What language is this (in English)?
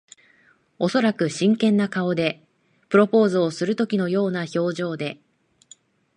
Japanese